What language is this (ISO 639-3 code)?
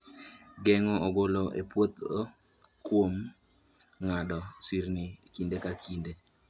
luo